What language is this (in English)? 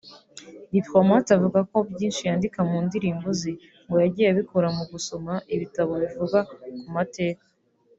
Kinyarwanda